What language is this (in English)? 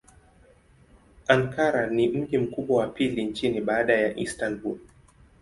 Swahili